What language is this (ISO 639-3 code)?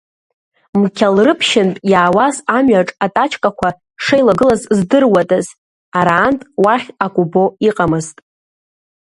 abk